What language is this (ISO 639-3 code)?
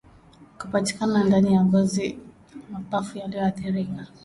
swa